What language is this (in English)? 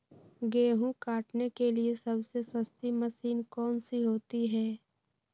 Magahi